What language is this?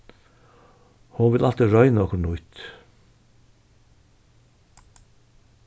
Faroese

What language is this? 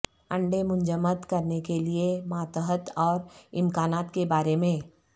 Urdu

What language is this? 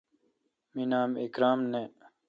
Kalkoti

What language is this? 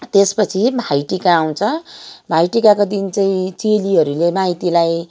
Nepali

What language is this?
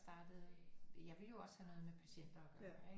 Danish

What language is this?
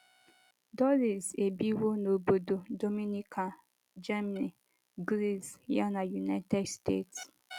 Igbo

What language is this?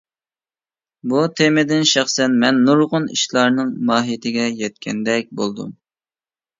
Uyghur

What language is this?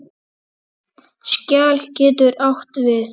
Icelandic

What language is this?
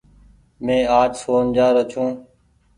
Goaria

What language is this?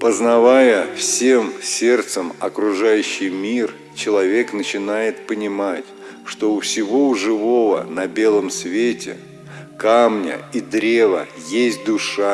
Russian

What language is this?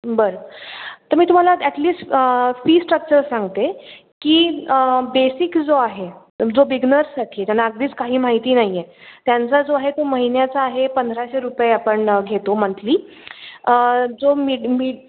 Marathi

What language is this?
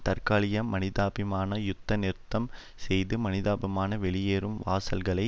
Tamil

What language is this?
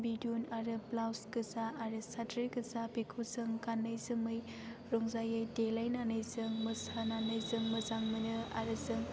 Bodo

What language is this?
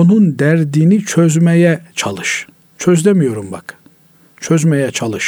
Turkish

